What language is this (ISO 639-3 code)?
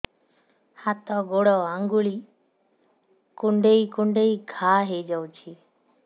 ori